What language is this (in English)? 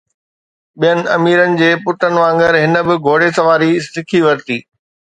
Sindhi